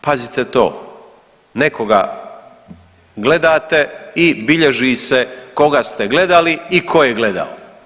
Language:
Croatian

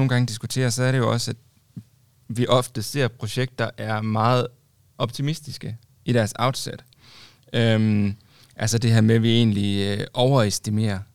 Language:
Danish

